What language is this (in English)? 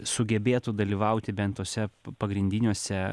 Lithuanian